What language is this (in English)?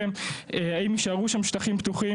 Hebrew